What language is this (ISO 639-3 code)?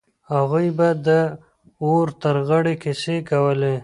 pus